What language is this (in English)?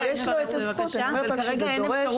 Hebrew